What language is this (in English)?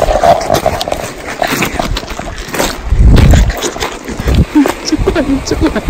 Japanese